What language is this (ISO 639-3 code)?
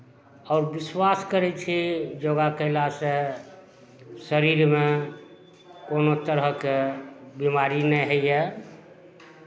mai